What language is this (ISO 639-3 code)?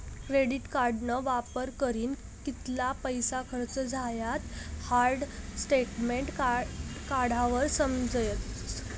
mar